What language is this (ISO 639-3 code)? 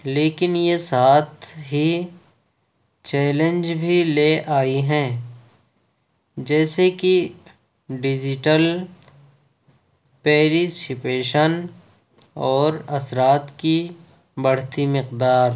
urd